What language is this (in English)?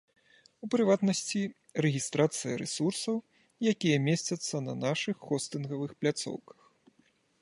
Belarusian